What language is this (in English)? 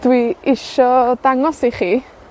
Welsh